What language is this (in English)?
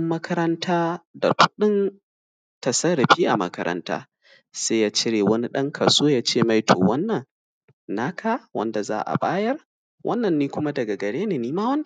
Hausa